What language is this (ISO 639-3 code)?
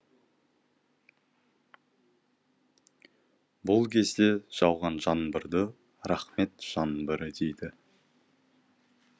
kaz